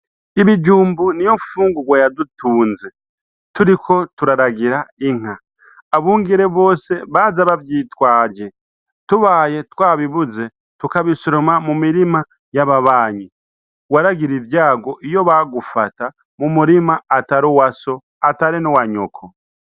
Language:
Rundi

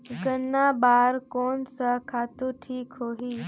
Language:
Chhattisgarhi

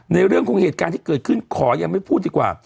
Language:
Thai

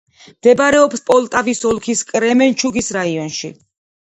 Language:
Georgian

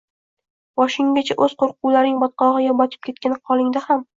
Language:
Uzbek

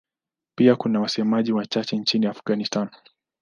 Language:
Swahili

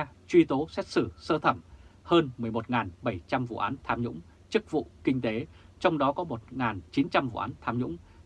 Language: Vietnamese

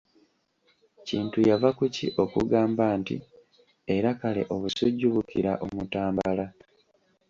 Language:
Ganda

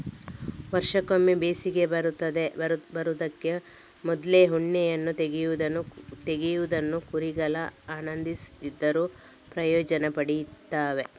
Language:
Kannada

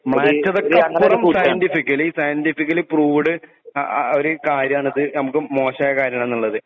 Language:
Malayalam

